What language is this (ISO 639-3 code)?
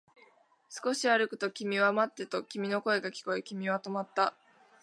jpn